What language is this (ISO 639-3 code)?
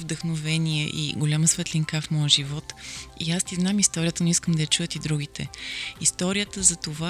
bul